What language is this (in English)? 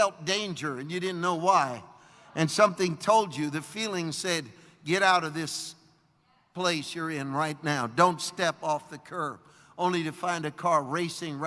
English